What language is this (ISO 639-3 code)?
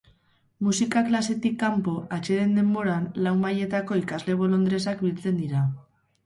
eus